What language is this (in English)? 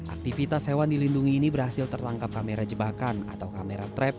Indonesian